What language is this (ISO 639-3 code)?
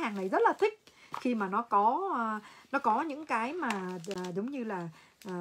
vie